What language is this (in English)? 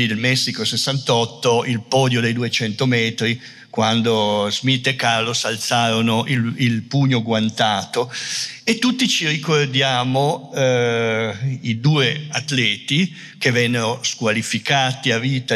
Italian